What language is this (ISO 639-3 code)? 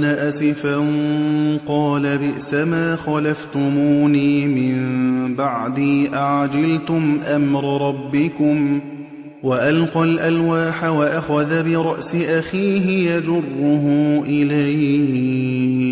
ara